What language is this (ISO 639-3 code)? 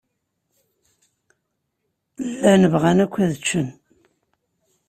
kab